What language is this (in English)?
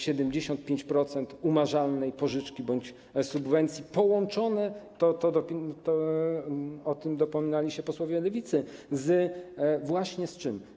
Polish